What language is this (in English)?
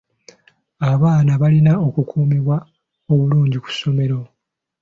Ganda